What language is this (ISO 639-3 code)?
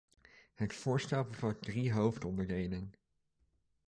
nld